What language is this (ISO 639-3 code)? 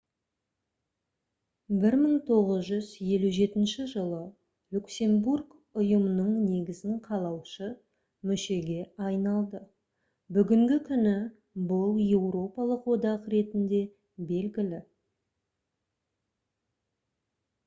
kaz